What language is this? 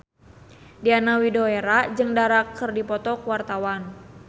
Sundanese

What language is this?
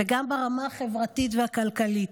Hebrew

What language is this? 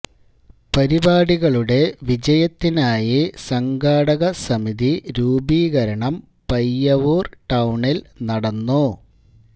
Malayalam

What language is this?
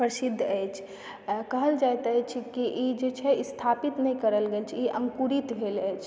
Maithili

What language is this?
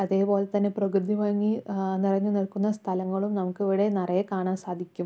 Malayalam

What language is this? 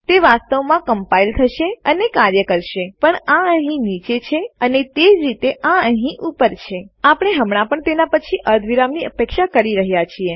Gujarati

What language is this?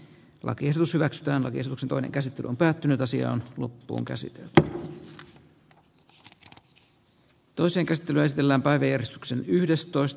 Finnish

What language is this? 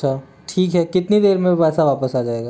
Hindi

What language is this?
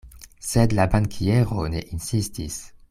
Esperanto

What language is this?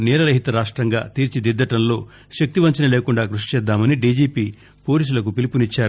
Telugu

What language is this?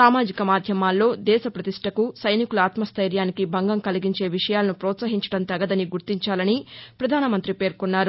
Telugu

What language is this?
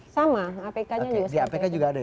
Indonesian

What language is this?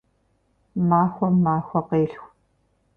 Kabardian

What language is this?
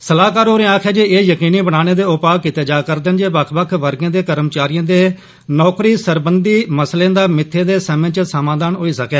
Dogri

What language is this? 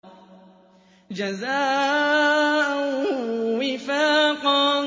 Arabic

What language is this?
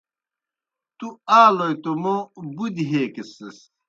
Kohistani Shina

